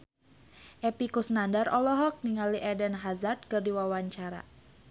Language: Sundanese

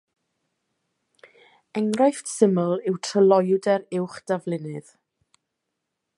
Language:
Welsh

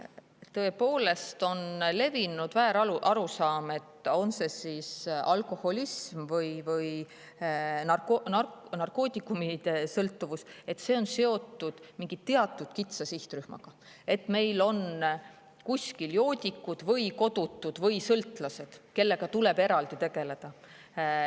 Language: Estonian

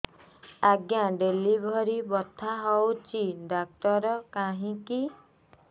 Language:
Odia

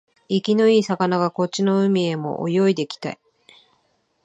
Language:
Japanese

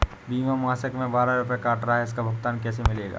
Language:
Hindi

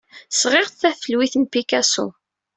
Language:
Kabyle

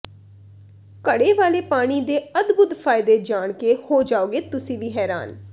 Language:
Punjabi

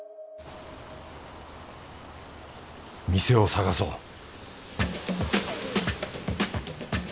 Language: Japanese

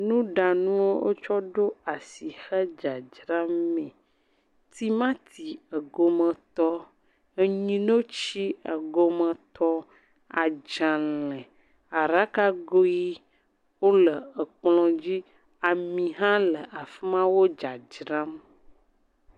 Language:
Ewe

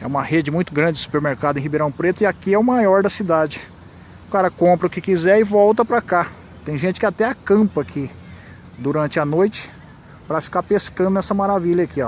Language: Portuguese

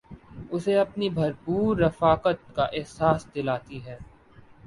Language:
Urdu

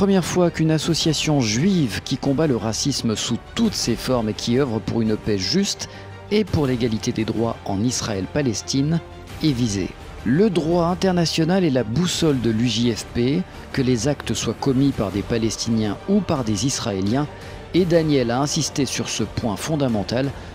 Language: French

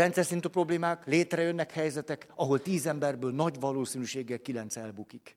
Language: Hungarian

